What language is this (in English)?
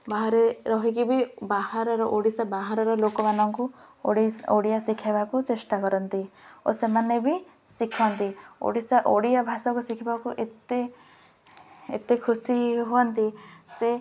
Odia